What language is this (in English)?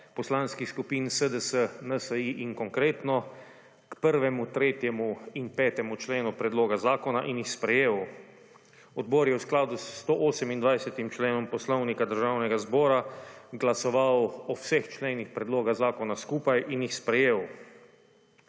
Slovenian